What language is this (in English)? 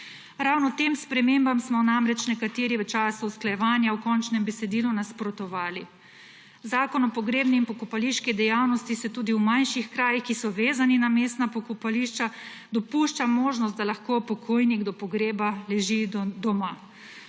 Slovenian